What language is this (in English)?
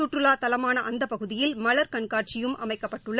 Tamil